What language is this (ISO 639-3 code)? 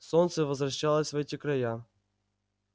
rus